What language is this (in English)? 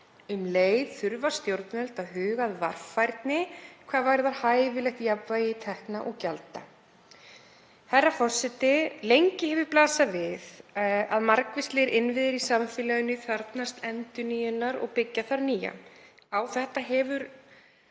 Icelandic